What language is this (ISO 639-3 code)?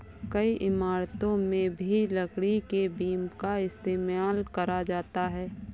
hin